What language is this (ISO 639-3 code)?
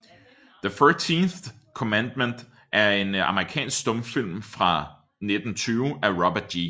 dan